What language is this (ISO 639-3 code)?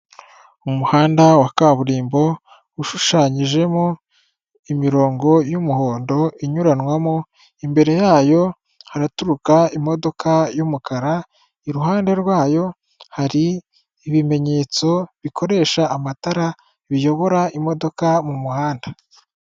kin